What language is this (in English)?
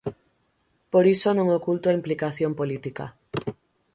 Galician